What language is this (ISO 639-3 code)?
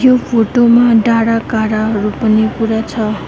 nep